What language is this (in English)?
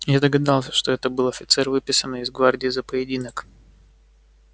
Russian